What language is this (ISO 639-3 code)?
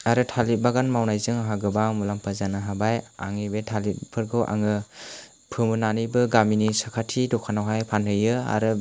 brx